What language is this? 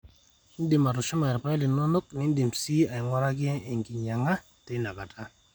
Masai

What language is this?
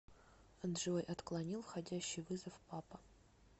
Russian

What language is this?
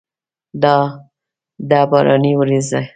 Pashto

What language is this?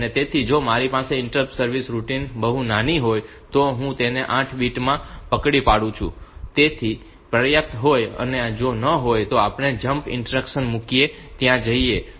Gujarati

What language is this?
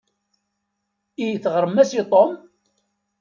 Kabyle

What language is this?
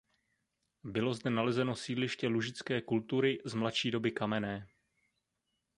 Czech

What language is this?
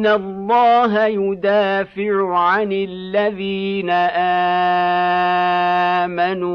Arabic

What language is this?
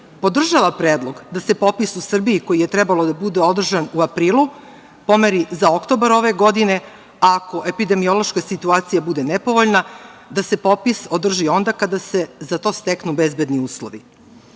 Serbian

